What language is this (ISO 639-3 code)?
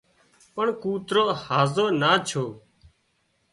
kxp